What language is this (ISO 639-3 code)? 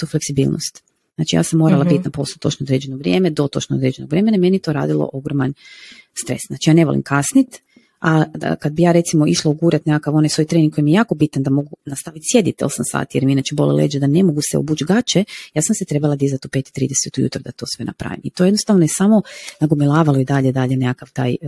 hrv